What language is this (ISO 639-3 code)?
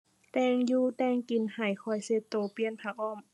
tha